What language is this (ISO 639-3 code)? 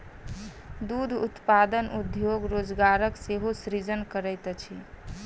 mai